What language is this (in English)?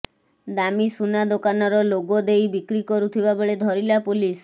Odia